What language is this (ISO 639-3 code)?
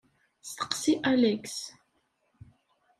kab